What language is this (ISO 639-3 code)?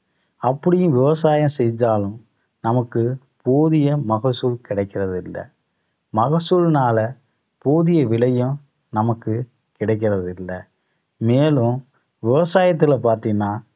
tam